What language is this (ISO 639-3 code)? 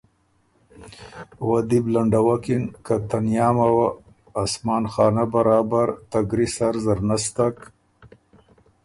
oru